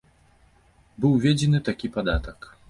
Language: Belarusian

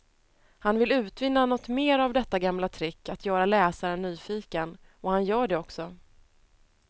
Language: Swedish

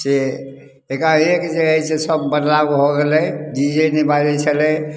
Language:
Maithili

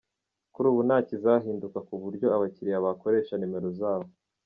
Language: Kinyarwanda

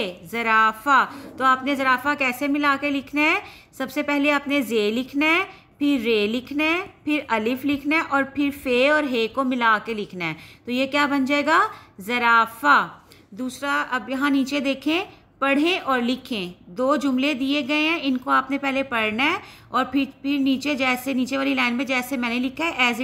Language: Hindi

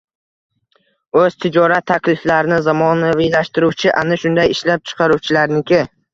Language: Uzbek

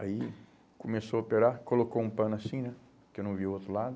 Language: Portuguese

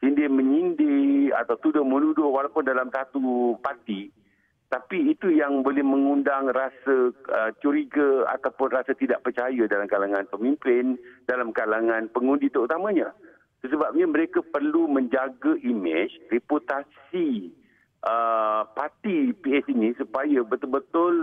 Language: Malay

